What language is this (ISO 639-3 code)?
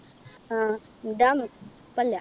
mal